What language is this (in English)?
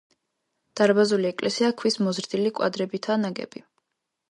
Georgian